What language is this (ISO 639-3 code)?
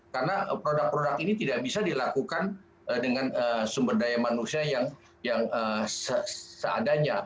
ind